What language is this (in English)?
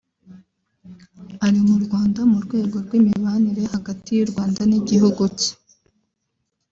Kinyarwanda